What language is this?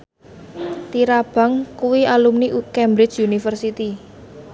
Javanese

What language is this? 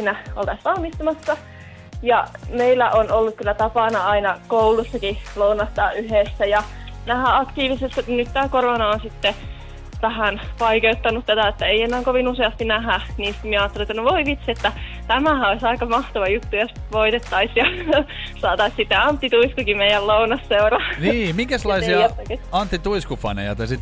Finnish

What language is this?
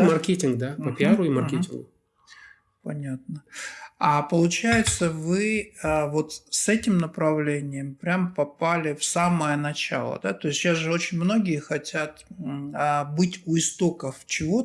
Russian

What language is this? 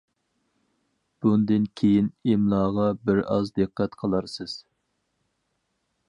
Uyghur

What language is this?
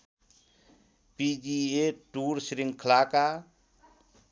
Nepali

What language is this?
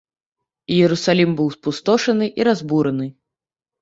Belarusian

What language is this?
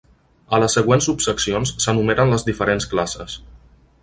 Catalan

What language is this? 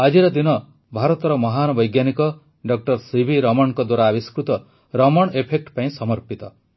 Odia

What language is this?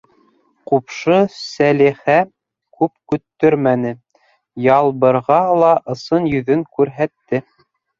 Bashkir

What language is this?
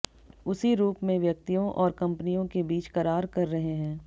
Hindi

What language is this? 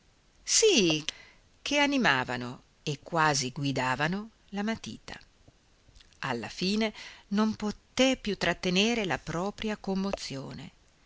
Italian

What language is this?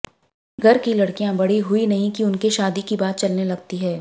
Hindi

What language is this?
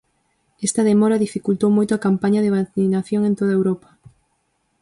Galician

